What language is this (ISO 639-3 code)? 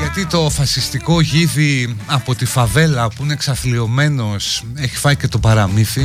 ell